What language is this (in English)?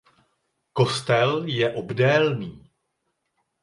Czech